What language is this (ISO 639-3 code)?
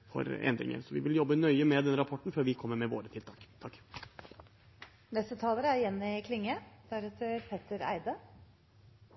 nor